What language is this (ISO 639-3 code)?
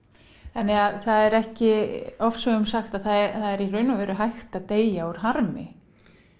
isl